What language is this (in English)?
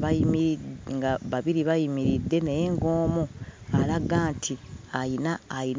Ganda